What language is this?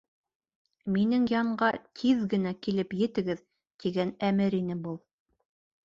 Bashkir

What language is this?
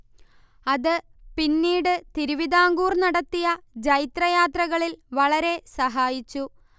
Malayalam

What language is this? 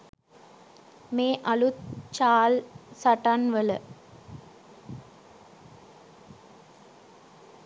Sinhala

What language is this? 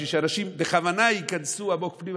Hebrew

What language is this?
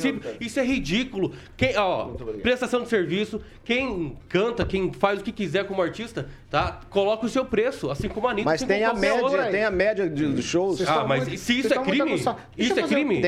Portuguese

